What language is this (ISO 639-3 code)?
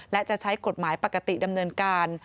tha